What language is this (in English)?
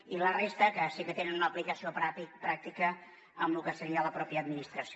Catalan